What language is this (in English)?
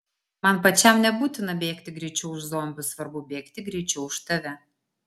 Lithuanian